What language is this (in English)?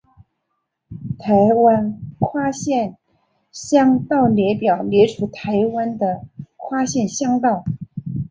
Chinese